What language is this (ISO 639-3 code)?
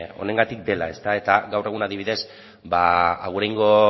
eus